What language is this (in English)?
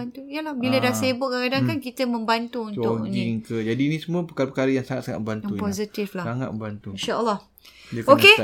Malay